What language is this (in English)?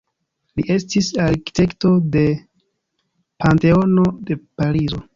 Esperanto